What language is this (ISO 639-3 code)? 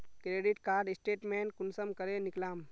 mag